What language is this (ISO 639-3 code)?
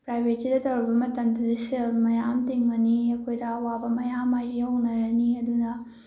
mni